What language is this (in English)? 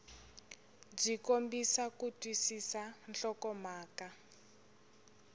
Tsonga